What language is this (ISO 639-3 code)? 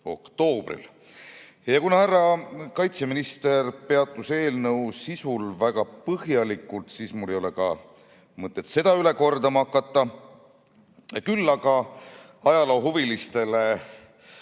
est